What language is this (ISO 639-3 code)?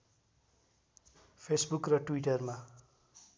nep